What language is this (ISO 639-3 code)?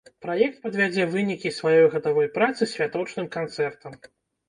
bel